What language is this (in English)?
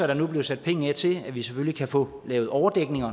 Danish